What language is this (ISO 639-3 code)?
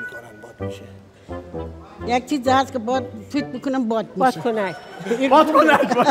fas